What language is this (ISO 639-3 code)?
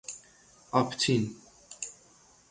fas